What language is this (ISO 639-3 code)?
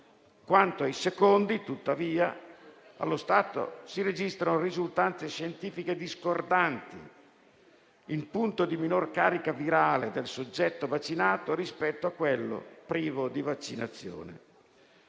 ita